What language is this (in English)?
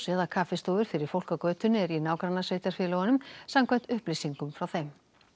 Icelandic